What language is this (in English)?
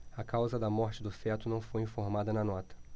Portuguese